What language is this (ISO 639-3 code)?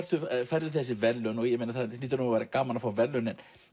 isl